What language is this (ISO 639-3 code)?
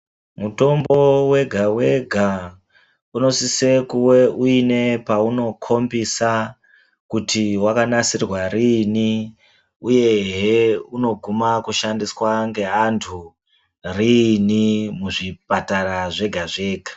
ndc